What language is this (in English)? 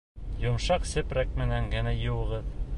Bashkir